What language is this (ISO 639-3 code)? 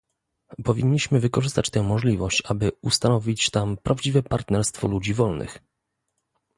pol